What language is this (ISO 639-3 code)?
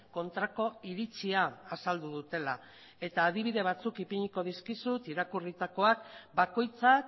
eus